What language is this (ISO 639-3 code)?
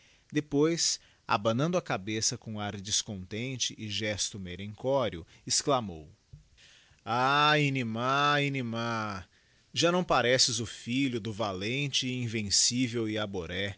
por